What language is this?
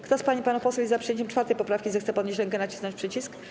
Polish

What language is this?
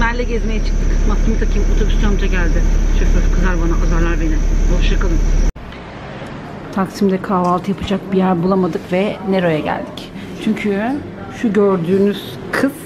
Turkish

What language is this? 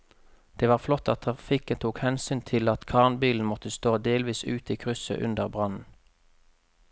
Norwegian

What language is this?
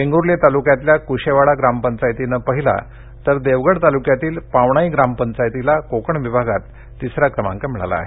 Marathi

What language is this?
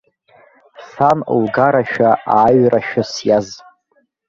Abkhazian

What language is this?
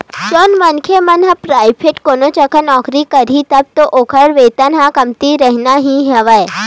Chhattisgarhi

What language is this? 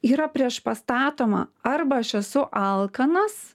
Lithuanian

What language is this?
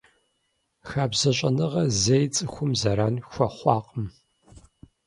Kabardian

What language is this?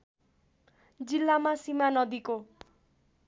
Nepali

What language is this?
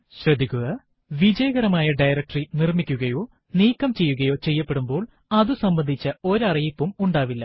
Malayalam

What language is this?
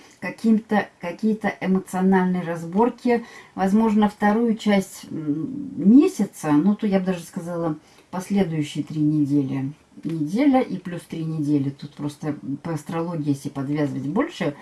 Russian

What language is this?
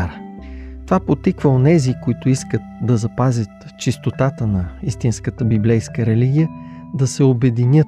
Bulgarian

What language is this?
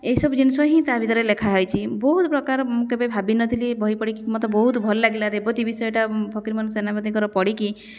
Odia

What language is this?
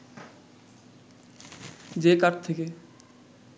Bangla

